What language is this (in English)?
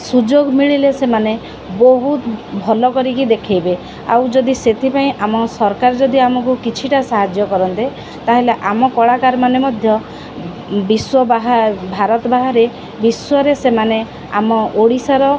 Odia